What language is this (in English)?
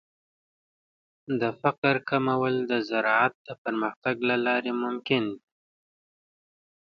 Pashto